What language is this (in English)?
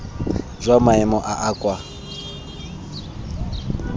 Tswana